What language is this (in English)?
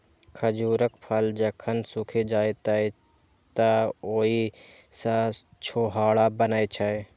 Maithili